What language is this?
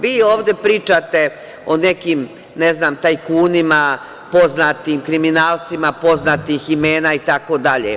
Serbian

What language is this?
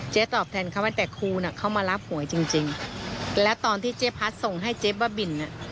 Thai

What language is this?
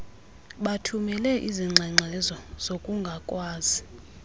Xhosa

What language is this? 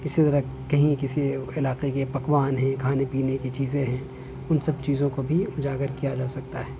Urdu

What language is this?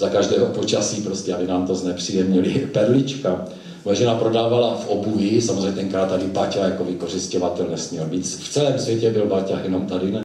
Czech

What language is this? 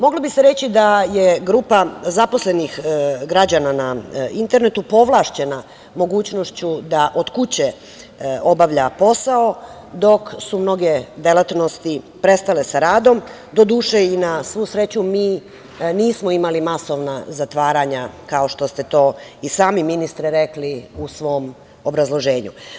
Serbian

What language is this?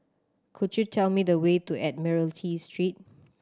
English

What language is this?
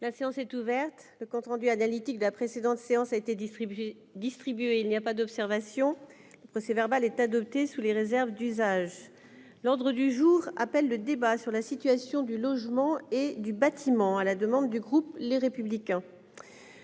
French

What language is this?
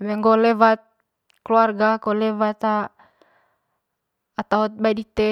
Manggarai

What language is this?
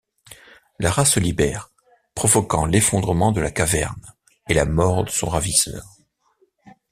French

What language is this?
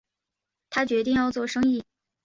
Chinese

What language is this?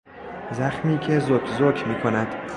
Persian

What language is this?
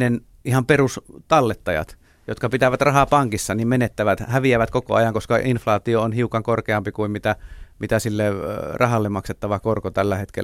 Finnish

